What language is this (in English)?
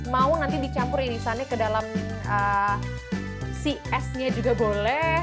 Indonesian